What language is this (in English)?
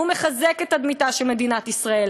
Hebrew